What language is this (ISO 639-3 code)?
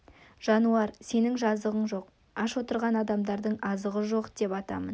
kaz